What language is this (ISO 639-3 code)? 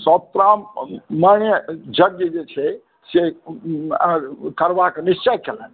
mai